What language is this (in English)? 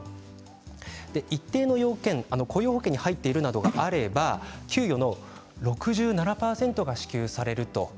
Japanese